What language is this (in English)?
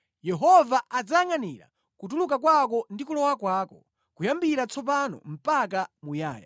Nyanja